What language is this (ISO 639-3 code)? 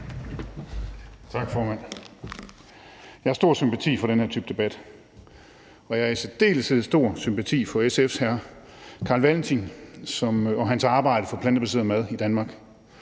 dan